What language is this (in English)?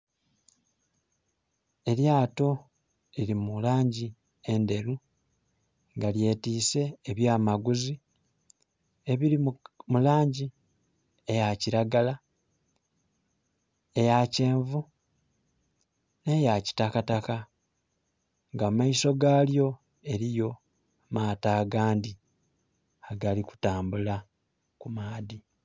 Soga